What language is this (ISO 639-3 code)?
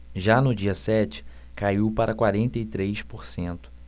por